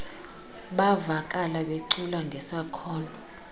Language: Xhosa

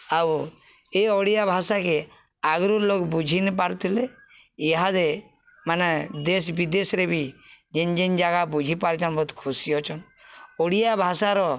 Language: Odia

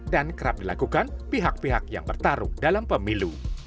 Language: Indonesian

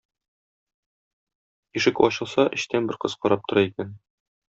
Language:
Tatar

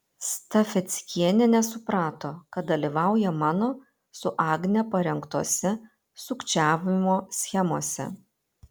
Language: Lithuanian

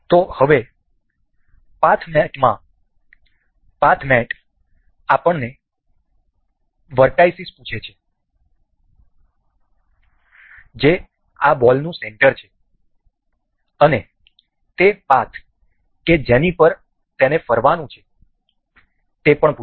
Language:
Gujarati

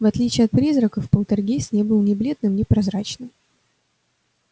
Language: Russian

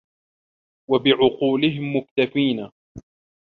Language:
Arabic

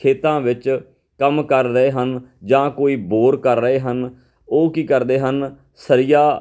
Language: Punjabi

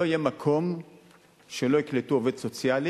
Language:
Hebrew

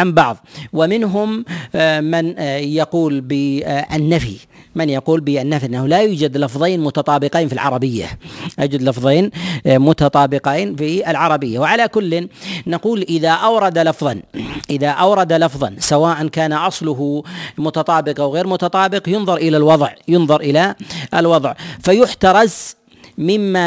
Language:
Arabic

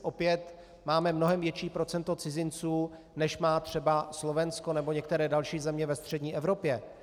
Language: Czech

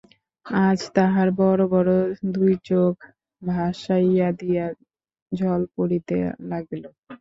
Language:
Bangla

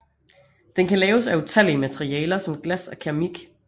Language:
Danish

